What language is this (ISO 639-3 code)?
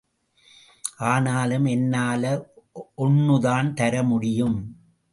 tam